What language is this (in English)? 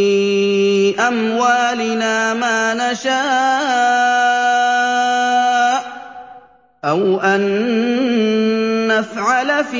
Arabic